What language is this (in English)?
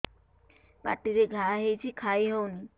Odia